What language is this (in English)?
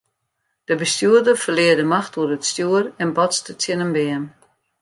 Western Frisian